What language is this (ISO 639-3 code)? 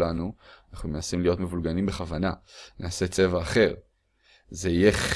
heb